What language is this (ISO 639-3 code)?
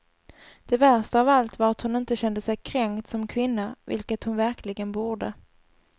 swe